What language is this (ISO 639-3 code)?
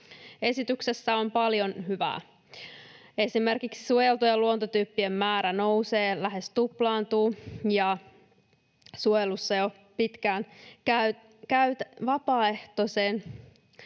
fin